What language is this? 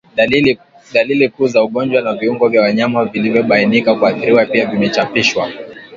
Swahili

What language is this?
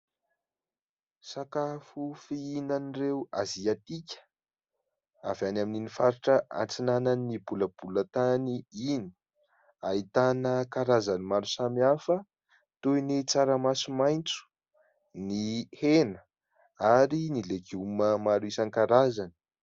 Malagasy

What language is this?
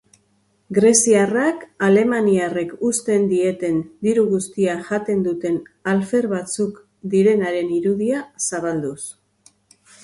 Basque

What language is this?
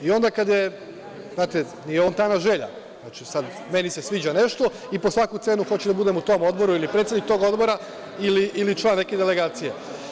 Serbian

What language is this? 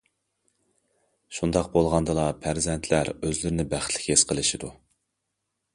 Uyghur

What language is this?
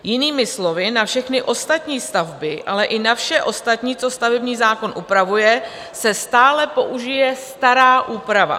Czech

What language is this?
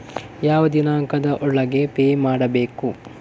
Kannada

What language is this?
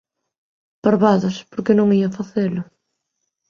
Galician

